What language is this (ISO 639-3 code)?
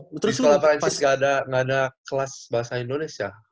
ind